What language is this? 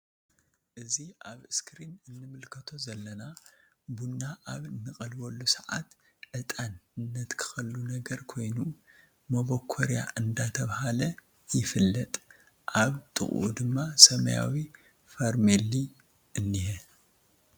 Tigrinya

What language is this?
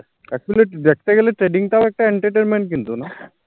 Bangla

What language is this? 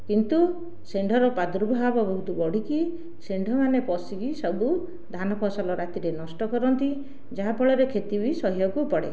Odia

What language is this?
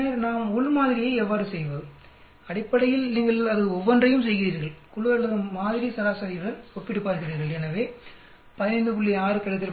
Tamil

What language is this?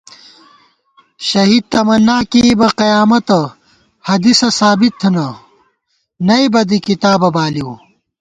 Gawar-Bati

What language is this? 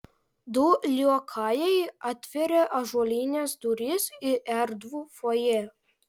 Lithuanian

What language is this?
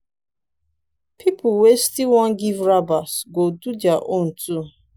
Nigerian Pidgin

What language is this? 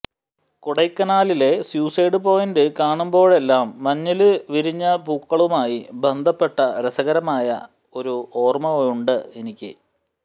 Malayalam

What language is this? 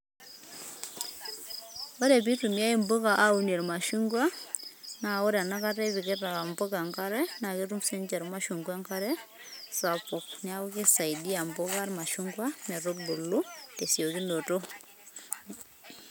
Masai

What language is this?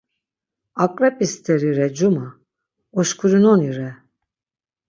Laz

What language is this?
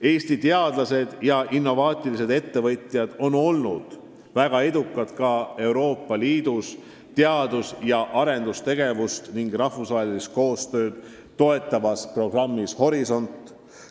Estonian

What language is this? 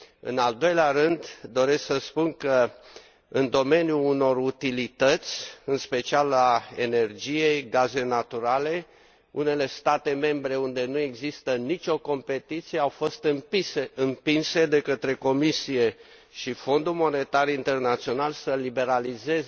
Romanian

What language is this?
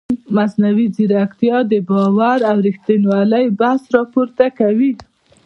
Pashto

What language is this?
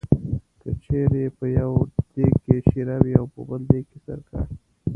Pashto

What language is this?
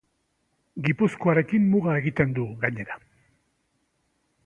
Basque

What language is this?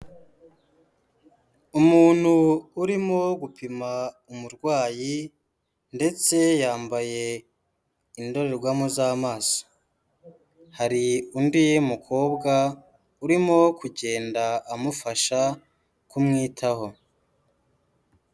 Kinyarwanda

